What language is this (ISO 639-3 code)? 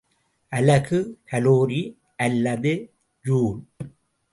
tam